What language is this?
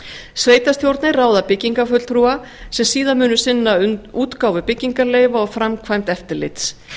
Icelandic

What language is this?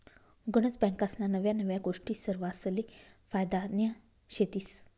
Marathi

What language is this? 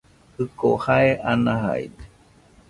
Nüpode Huitoto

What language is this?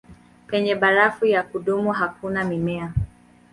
Swahili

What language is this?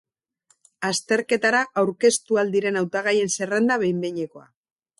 Basque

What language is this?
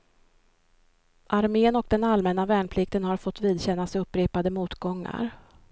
Swedish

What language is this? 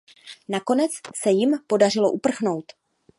Czech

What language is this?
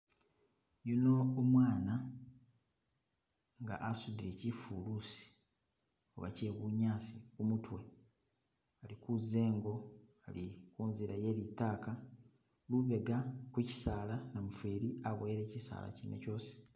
Masaaba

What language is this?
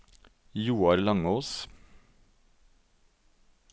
Norwegian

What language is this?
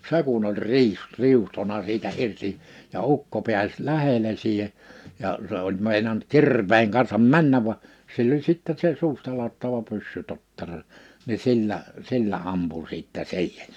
Finnish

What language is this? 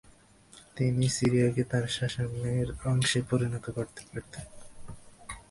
Bangla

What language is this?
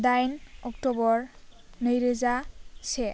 Bodo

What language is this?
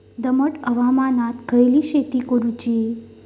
Marathi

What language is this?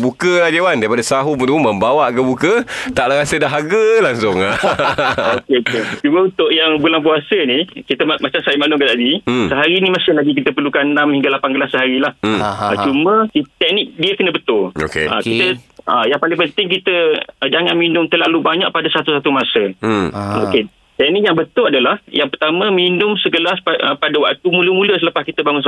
Malay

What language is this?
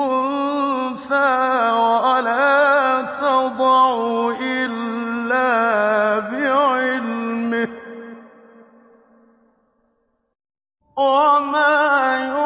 Arabic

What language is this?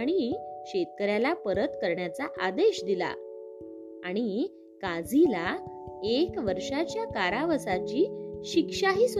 Marathi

